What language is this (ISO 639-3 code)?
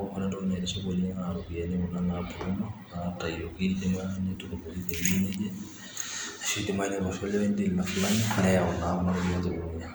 mas